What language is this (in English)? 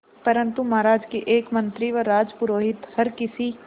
Hindi